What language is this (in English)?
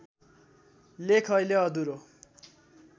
Nepali